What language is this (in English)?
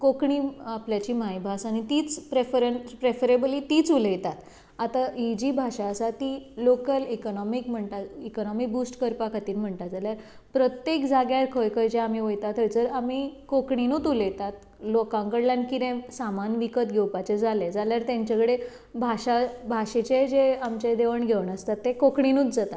Konkani